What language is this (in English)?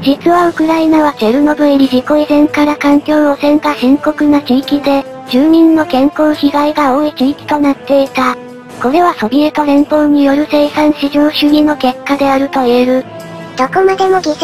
Japanese